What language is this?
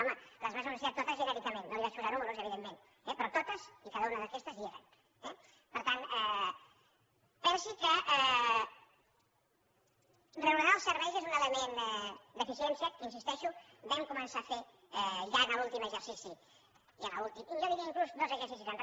Catalan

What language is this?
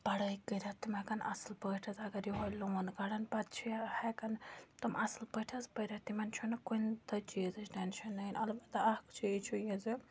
Kashmiri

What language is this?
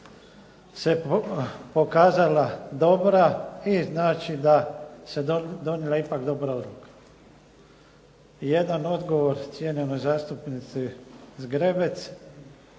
Croatian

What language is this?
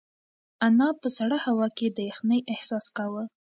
Pashto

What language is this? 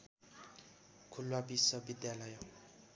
Nepali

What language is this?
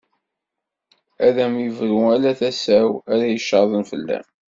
Kabyle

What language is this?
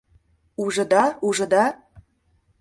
Mari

